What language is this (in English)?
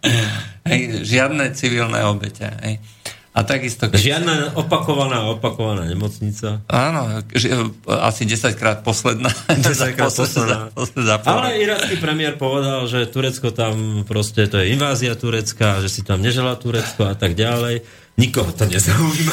Slovak